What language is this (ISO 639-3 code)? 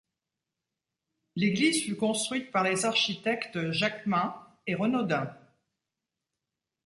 fra